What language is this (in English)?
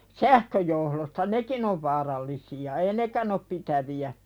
Finnish